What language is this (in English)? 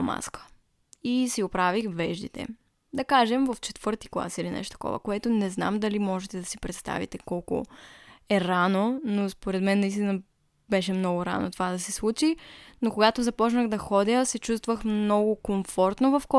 Bulgarian